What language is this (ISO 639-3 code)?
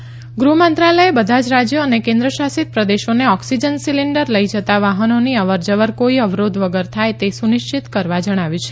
guj